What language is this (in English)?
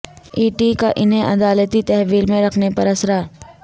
Urdu